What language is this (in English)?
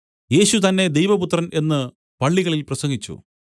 Malayalam